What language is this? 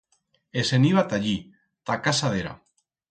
Aragonese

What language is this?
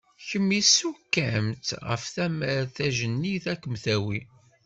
Kabyle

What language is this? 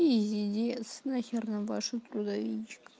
Russian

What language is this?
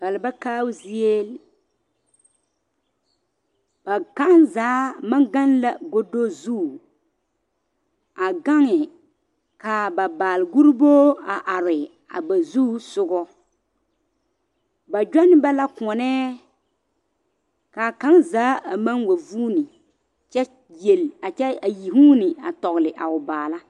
Southern Dagaare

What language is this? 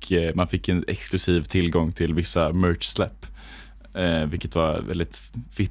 Swedish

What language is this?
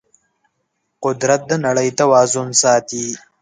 Pashto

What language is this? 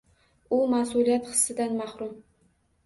Uzbek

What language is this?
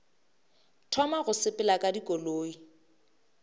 Northern Sotho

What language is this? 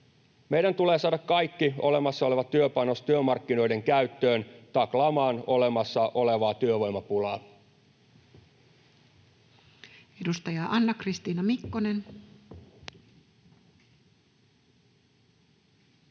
Finnish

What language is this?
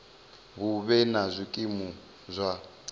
Venda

